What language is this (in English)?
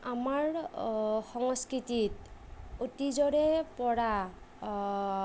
Assamese